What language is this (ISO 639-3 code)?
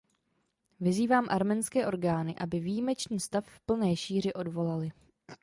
ces